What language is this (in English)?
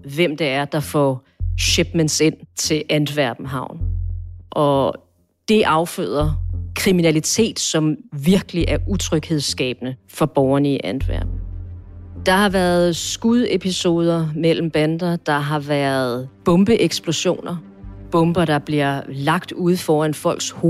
Danish